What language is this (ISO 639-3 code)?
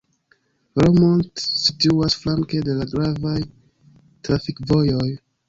epo